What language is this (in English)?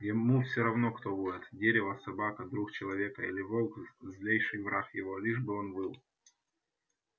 Russian